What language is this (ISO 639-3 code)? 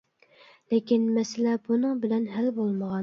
uig